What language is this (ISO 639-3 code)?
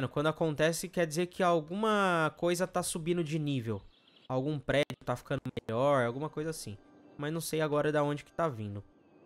por